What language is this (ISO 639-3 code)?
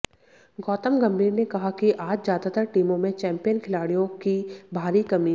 hin